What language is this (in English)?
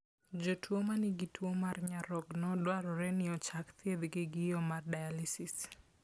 Luo (Kenya and Tanzania)